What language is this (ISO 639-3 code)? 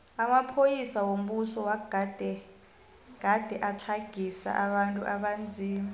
nbl